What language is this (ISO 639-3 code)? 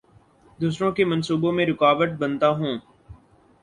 urd